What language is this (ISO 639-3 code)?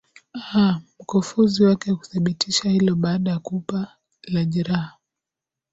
swa